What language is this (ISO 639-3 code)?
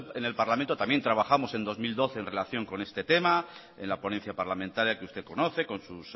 spa